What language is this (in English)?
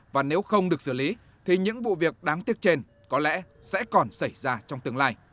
Vietnamese